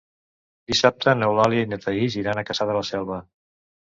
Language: Catalan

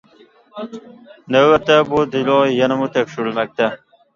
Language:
Uyghur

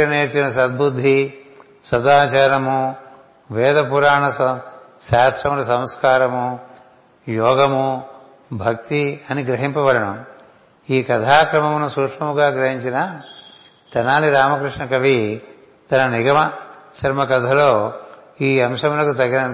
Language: Telugu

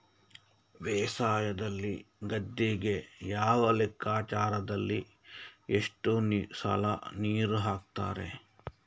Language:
Kannada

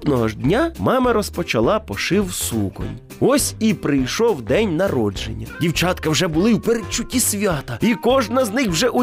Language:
Ukrainian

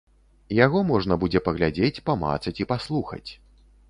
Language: Belarusian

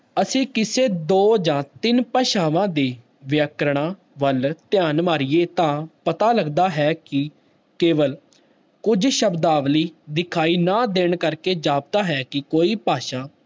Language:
Punjabi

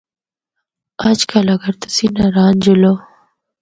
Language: Northern Hindko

